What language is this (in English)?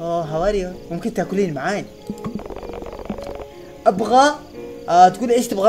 Arabic